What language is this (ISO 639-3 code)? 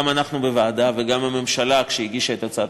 heb